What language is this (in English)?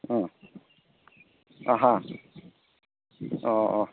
Manipuri